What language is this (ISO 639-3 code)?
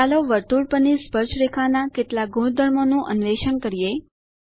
guj